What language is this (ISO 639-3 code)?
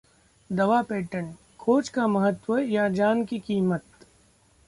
hin